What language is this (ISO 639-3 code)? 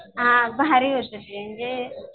mar